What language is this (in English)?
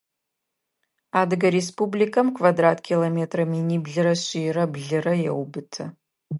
Adyghe